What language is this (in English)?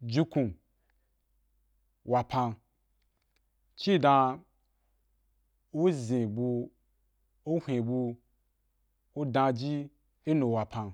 Wapan